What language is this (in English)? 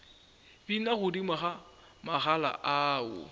Northern Sotho